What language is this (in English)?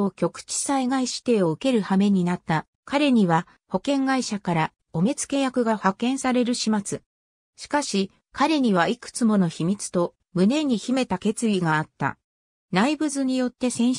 Japanese